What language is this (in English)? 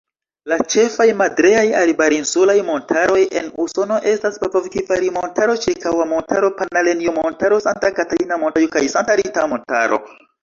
Esperanto